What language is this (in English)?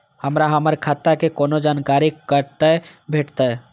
Maithili